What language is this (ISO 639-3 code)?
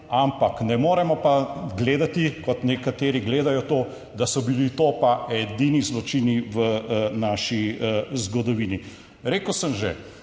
slv